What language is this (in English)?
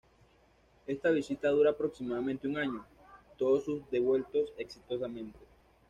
Spanish